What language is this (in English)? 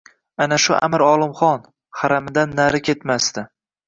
Uzbek